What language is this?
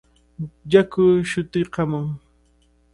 Cajatambo North Lima Quechua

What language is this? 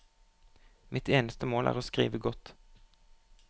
Norwegian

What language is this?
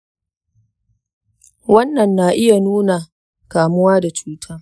Hausa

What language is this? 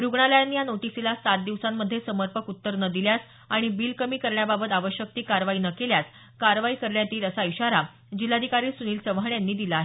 Marathi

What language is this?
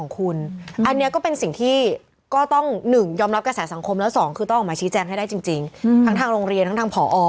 Thai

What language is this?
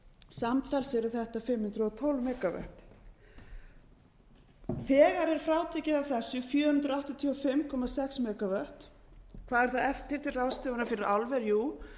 Icelandic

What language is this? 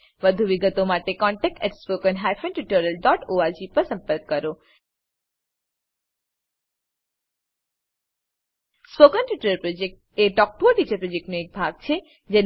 Gujarati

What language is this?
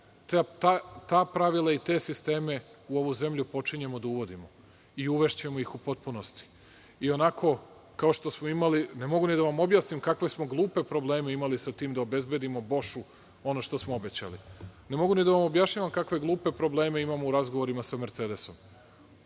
Serbian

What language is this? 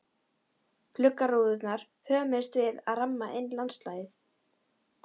Icelandic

